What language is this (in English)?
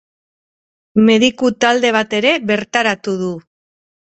Basque